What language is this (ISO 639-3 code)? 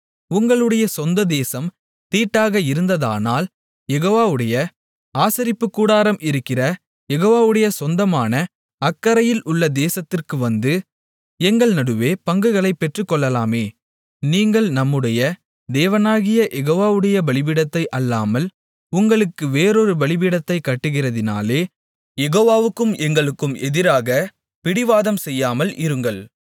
tam